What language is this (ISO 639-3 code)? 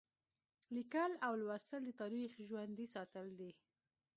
pus